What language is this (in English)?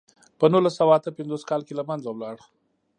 Pashto